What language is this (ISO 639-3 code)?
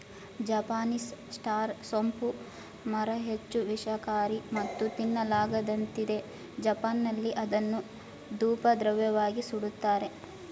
kan